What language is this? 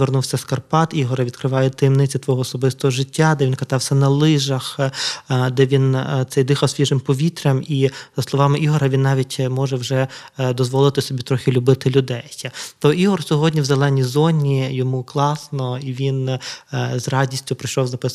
Ukrainian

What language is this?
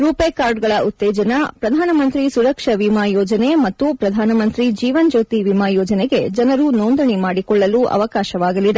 Kannada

